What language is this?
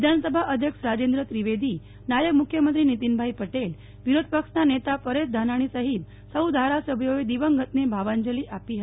Gujarati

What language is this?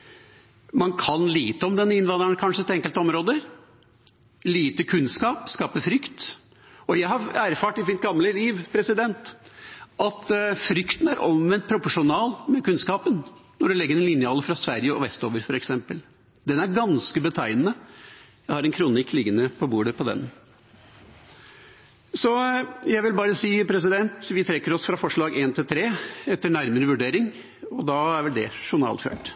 Norwegian Bokmål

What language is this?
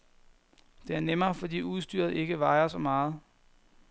Danish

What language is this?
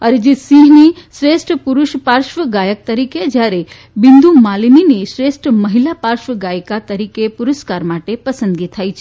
Gujarati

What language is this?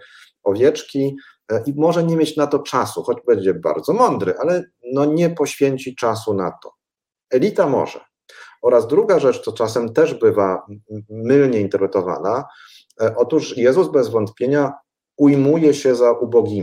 Polish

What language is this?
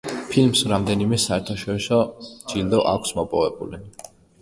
Georgian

